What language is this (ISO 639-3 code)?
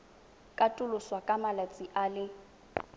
tsn